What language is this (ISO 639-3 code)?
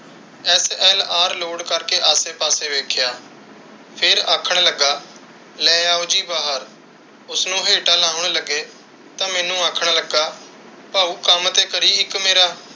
pan